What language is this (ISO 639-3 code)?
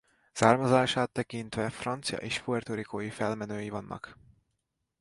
hun